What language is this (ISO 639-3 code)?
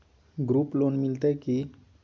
mai